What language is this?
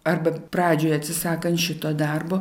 Lithuanian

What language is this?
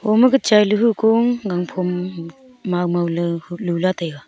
Wancho Naga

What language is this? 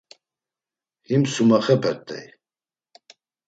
Laz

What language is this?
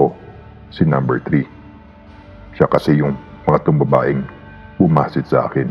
Filipino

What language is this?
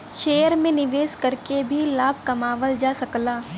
Bhojpuri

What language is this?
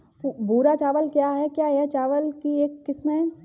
Hindi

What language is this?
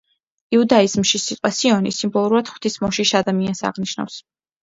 Georgian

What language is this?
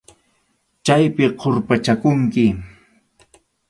Arequipa-La Unión Quechua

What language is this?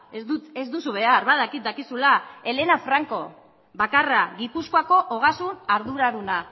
Basque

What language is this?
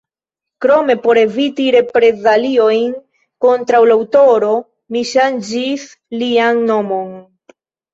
Esperanto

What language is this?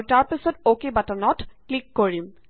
Assamese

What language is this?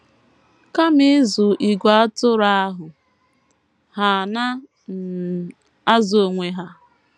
Igbo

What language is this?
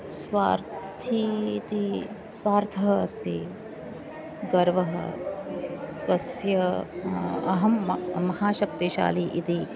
Sanskrit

